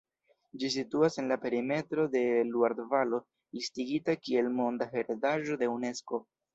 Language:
Esperanto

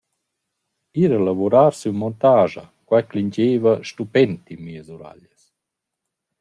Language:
Romansh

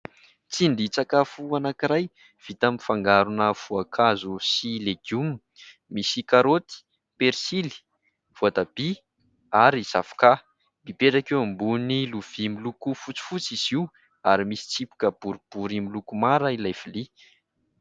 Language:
Malagasy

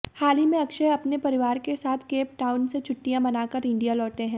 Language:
Hindi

